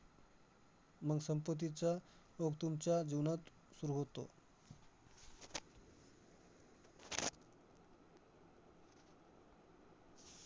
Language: Marathi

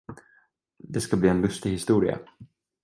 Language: Swedish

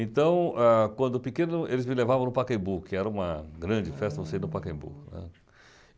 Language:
Portuguese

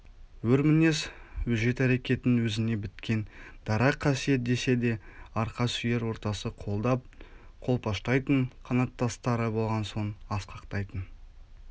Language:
Kazakh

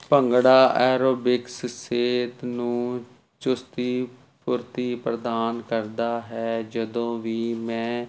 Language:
Punjabi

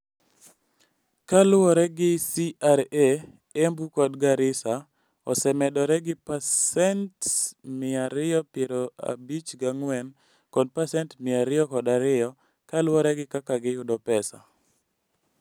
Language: Luo (Kenya and Tanzania)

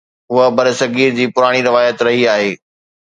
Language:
Sindhi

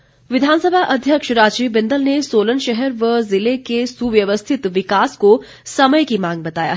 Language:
Hindi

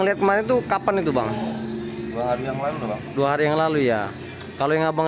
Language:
Indonesian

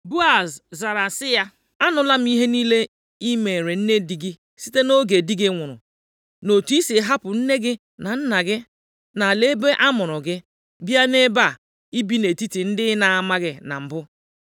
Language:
Igbo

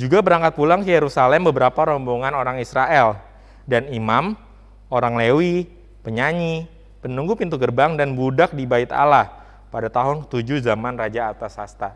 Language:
Indonesian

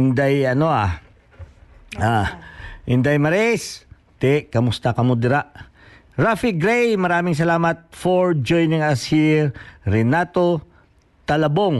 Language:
Filipino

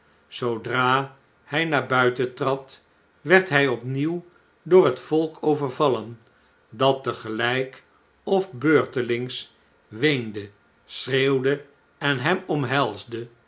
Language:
Dutch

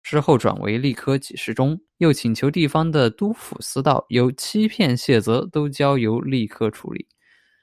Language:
Chinese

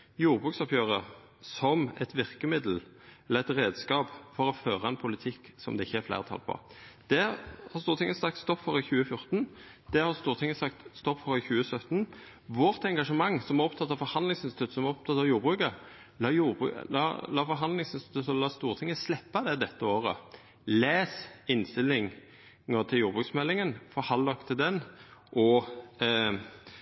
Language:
Norwegian Nynorsk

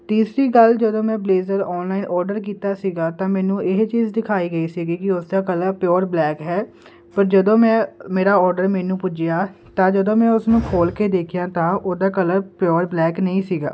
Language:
Punjabi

